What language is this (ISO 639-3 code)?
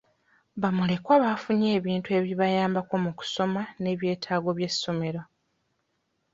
lug